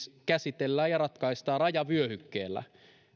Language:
Finnish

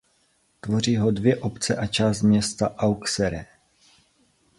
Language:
Czech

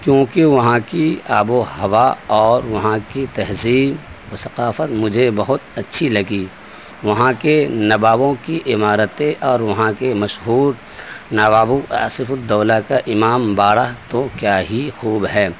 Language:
Urdu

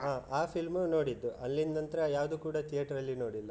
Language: Kannada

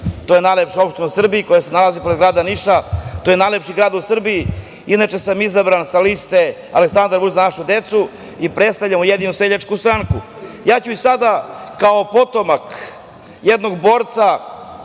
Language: Serbian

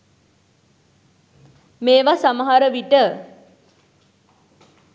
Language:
Sinhala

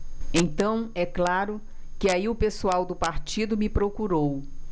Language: Portuguese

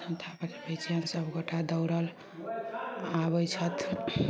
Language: Maithili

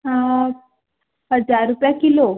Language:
Konkani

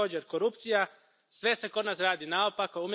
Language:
Croatian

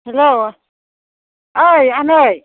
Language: Bodo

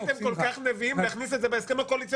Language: Hebrew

